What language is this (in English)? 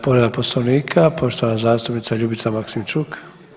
Croatian